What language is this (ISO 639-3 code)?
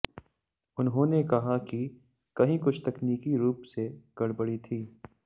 hin